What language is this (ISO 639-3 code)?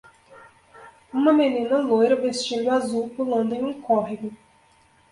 por